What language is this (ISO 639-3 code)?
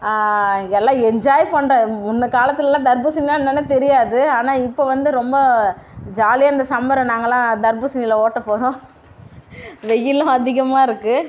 tam